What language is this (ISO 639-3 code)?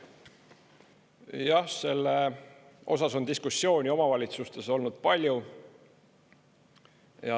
est